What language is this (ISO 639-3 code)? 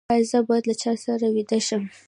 pus